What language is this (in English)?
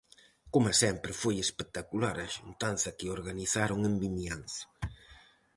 Galician